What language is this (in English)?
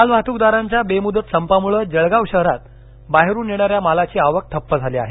Marathi